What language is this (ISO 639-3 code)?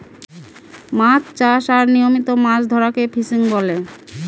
ben